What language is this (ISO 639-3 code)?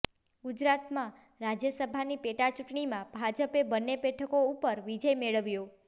guj